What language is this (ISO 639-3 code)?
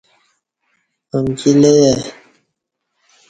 bsh